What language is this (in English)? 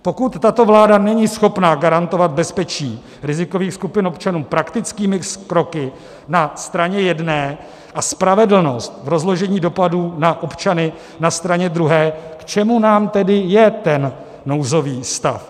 Czech